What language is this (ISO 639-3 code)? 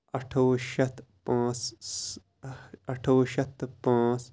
kas